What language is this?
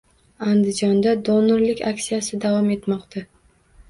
Uzbek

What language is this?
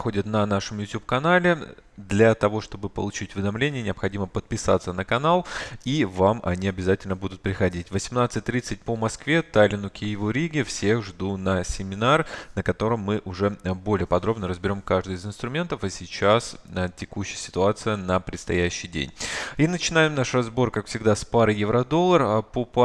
Russian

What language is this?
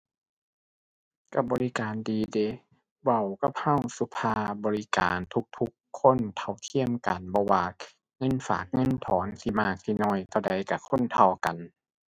Thai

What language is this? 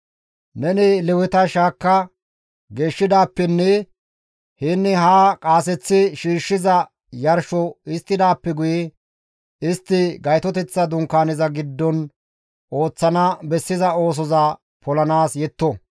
Gamo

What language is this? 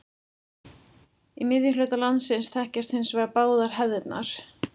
Icelandic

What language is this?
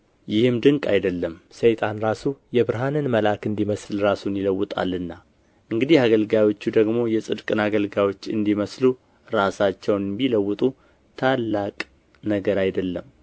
Amharic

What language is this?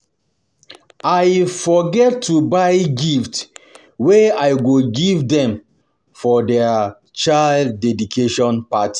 Nigerian Pidgin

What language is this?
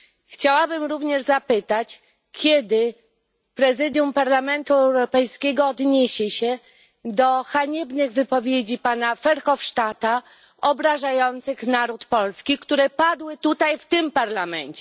Polish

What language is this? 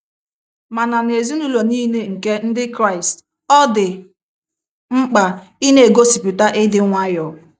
Igbo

